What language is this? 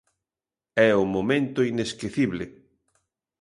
Galician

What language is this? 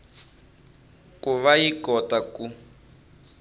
Tsonga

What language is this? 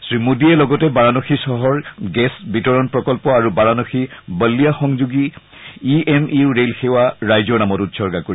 Assamese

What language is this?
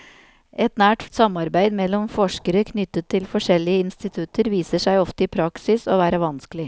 Norwegian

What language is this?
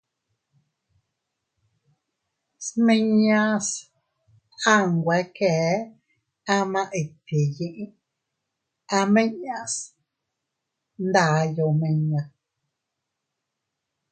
Teutila Cuicatec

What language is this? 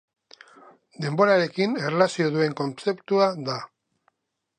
Basque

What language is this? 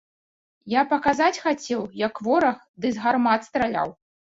Belarusian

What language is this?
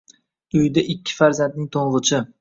Uzbek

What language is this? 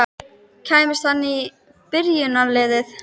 Icelandic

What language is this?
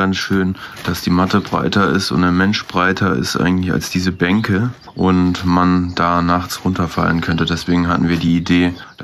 German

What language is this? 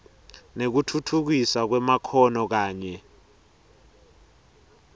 Swati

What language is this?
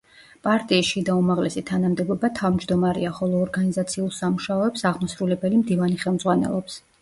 Georgian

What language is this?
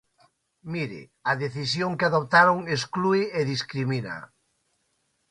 Galician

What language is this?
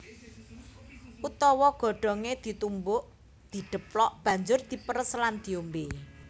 Javanese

